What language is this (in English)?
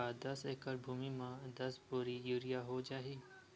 Chhattisgarhi